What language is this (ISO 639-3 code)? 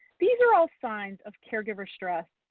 eng